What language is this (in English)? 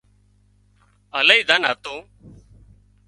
Wadiyara Koli